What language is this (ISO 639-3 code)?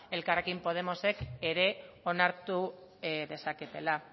eus